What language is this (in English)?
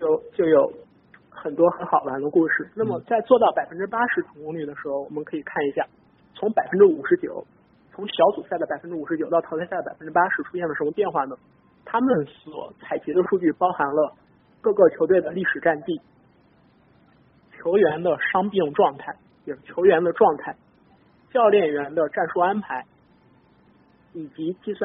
Chinese